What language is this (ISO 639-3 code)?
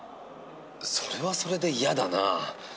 jpn